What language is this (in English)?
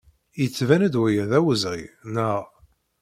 Kabyle